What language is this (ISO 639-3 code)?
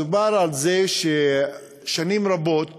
heb